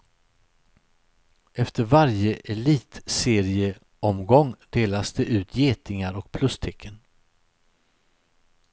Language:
Swedish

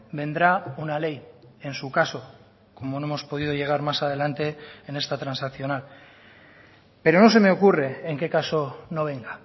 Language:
Spanish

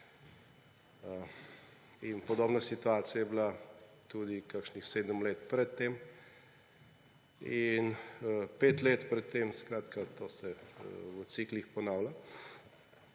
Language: Slovenian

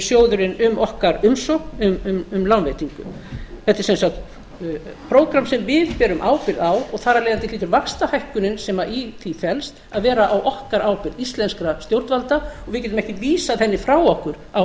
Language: Icelandic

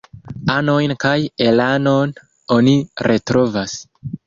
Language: Esperanto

